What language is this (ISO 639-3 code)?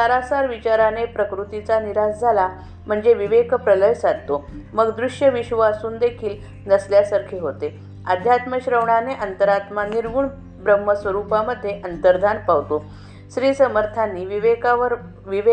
mar